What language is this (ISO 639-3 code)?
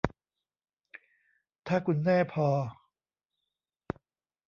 tha